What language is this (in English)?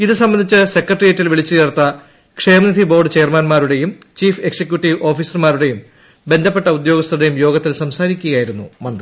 Malayalam